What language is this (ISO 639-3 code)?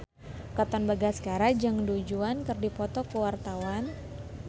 sun